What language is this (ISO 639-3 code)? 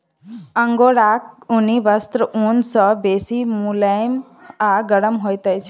mai